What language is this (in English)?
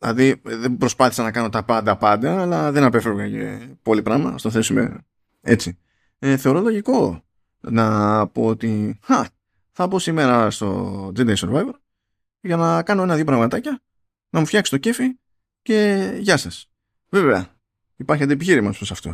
Greek